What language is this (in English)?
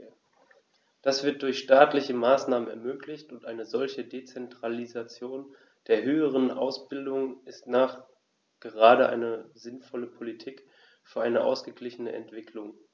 German